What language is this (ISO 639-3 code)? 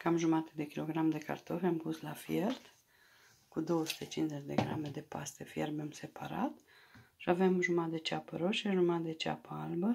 ron